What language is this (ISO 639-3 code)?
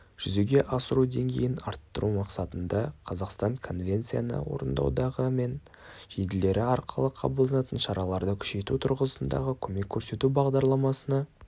kaz